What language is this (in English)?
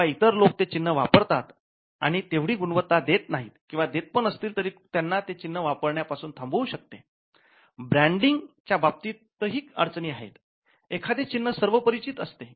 Marathi